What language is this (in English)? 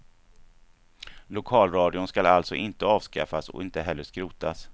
Swedish